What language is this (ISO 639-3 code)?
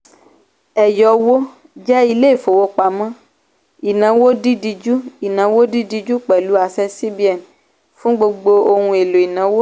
yor